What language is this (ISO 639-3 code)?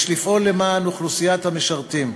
heb